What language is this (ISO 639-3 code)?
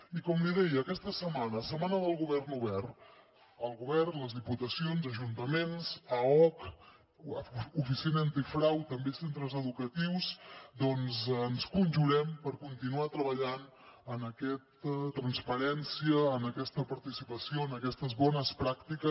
cat